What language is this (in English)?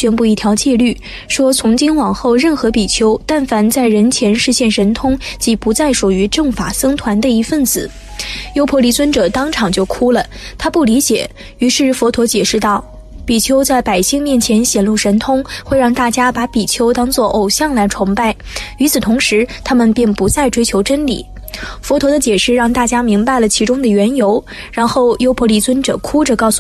Chinese